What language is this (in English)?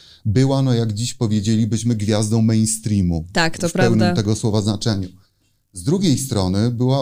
Polish